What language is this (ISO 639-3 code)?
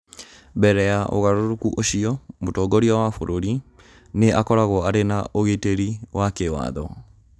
kik